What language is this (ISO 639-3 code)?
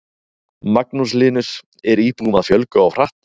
isl